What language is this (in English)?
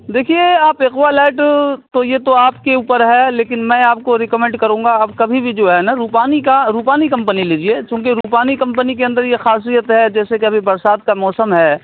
Urdu